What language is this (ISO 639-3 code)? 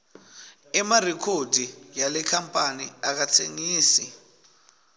ssw